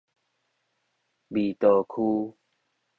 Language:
Min Nan Chinese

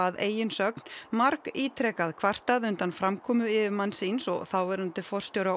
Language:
Icelandic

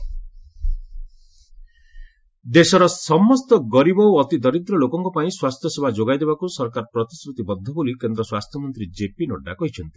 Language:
Odia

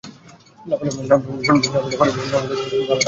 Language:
Bangla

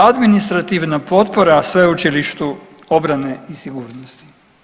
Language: Croatian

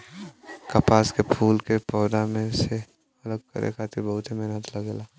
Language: Bhojpuri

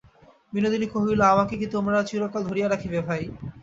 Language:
Bangla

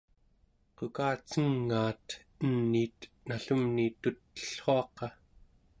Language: Central Yupik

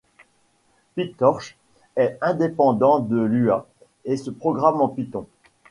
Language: French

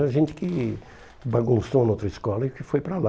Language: Portuguese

